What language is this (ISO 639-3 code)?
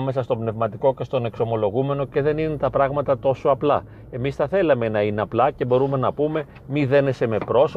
ell